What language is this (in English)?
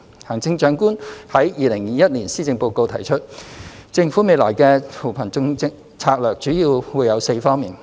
Cantonese